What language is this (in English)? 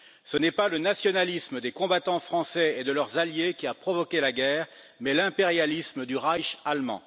French